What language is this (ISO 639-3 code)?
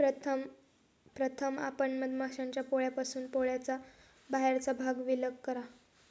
mar